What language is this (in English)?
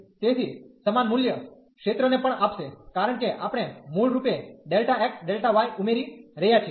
Gujarati